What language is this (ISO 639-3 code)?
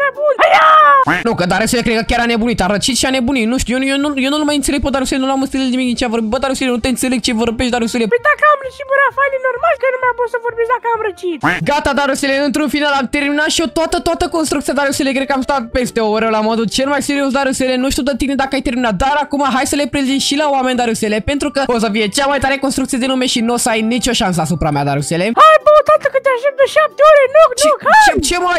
ron